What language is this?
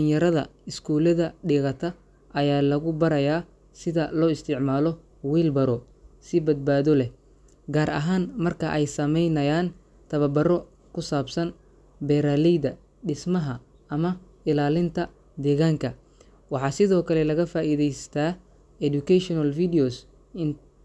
Somali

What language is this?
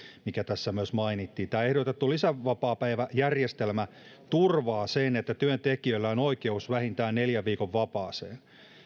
Finnish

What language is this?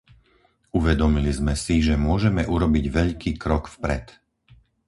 Slovak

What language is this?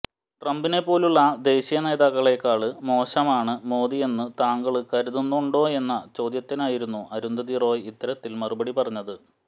Malayalam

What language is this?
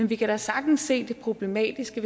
Danish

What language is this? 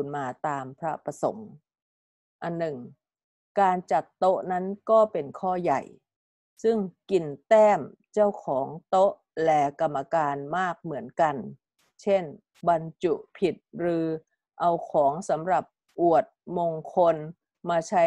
Thai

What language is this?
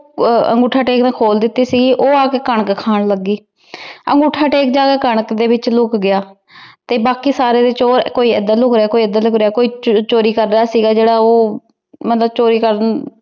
Punjabi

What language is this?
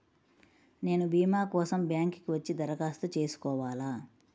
Telugu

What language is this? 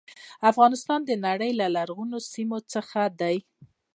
Pashto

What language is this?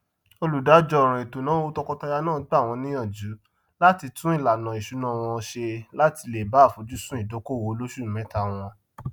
Yoruba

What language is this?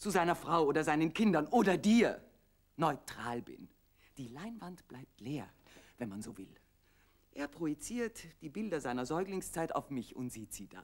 German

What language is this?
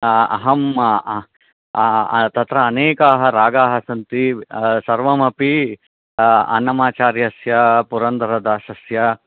Sanskrit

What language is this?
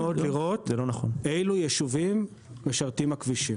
Hebrew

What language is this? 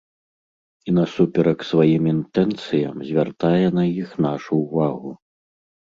Belarusian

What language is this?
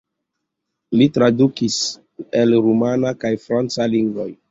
Esperanto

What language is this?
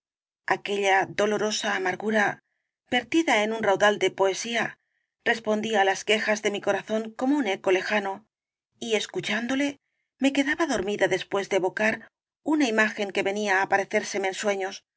Spanish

